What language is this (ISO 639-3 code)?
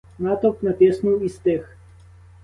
ukr